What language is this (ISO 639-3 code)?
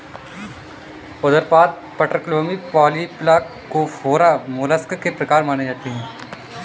hin